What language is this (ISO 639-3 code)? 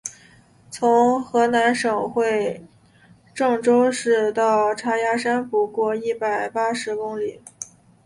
zho